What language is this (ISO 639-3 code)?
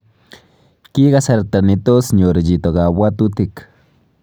kln